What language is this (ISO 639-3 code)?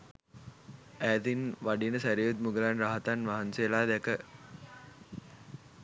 sin